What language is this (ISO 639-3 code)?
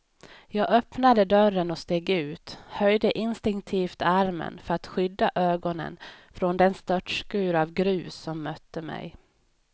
swe